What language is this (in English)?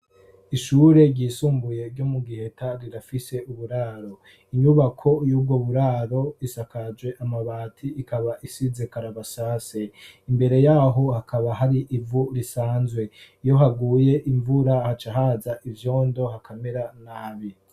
Rundi